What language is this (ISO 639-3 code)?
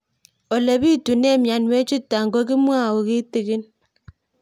kln